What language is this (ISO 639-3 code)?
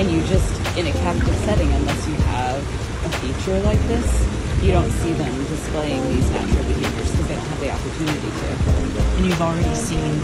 eng